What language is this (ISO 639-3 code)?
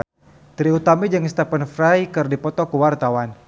sun